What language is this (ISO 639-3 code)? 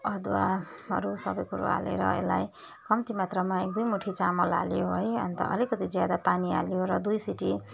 nep